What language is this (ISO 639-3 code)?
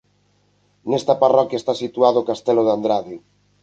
glg